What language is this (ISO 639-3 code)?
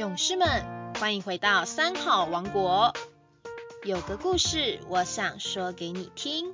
zho